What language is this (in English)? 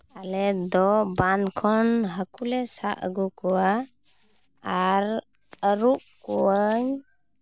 Santali